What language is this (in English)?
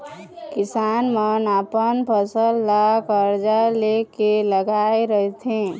Chhattisgarhi